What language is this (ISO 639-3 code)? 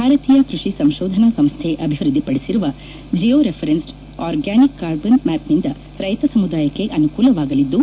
kan